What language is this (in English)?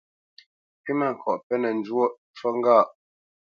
Bamenyam